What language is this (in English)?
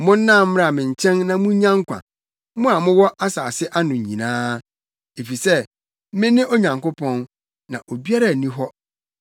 Akan